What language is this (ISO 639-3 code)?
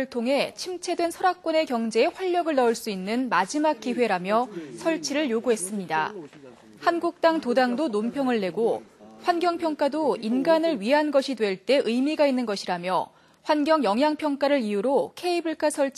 kor